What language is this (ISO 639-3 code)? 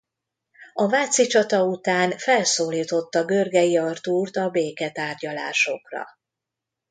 hun